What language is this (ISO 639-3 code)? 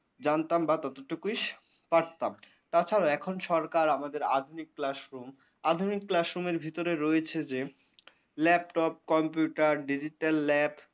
ben